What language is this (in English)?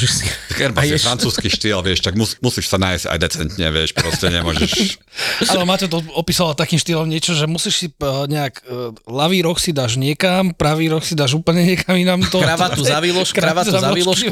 Slovak